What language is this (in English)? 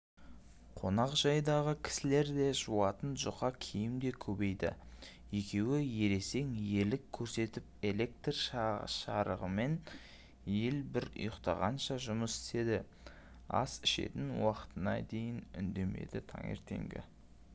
Kazakh